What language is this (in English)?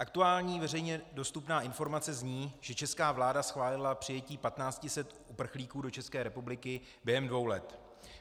Czech